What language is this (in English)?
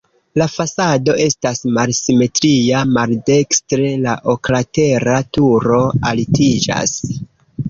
Esperanto